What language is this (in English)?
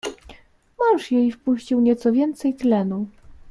Polish